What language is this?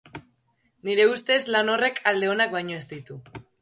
Basque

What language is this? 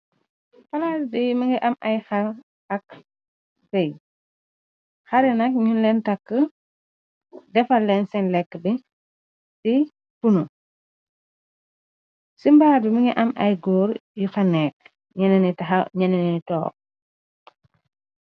Wolof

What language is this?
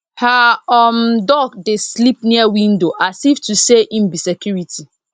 Nigerian Pidgin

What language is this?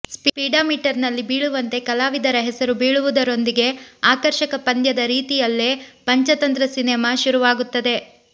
Kannada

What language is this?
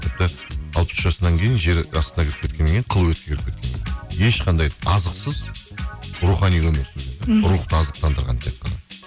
Kazakh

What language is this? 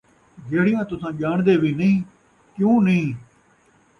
Saraiki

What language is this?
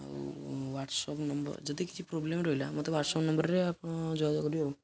Odia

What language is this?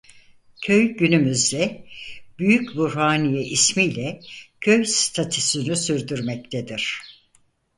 Turkish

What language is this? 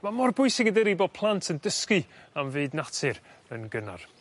Welsh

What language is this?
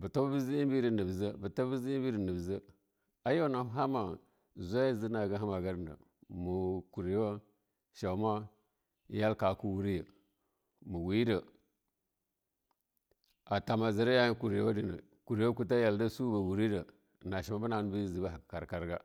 Longuda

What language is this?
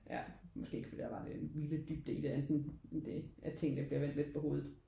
Danish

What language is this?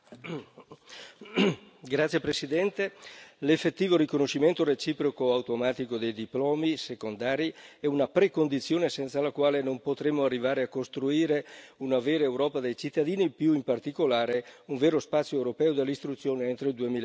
Italian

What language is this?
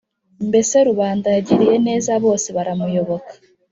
Kinyarwanda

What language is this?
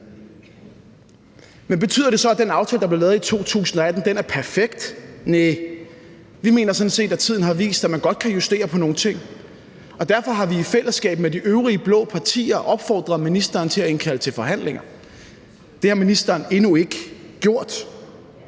Danish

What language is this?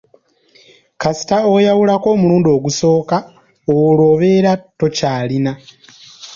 Ganda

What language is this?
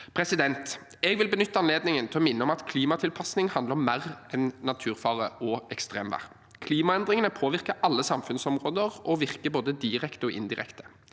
Norwegian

